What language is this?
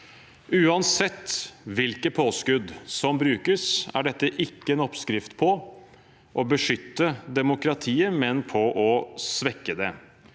Norwegian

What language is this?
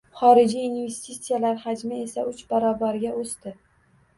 Uzbek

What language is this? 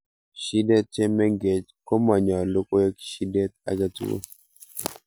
Kalenjin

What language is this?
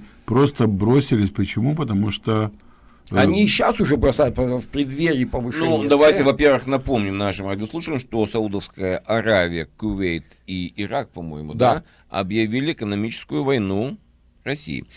Russian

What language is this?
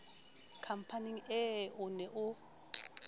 Southern Sotho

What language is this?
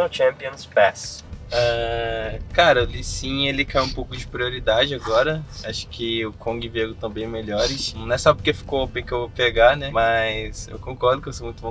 Portuguese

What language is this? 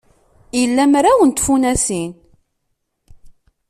Kabyle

